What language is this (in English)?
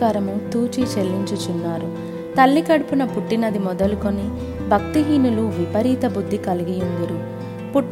Telugu